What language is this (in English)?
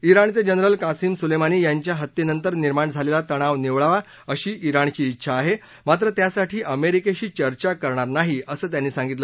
Marathi